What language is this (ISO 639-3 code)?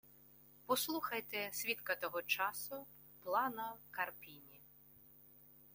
ukr